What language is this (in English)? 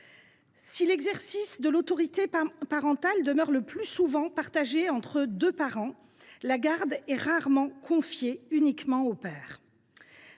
French